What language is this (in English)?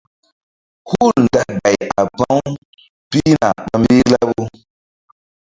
Mbum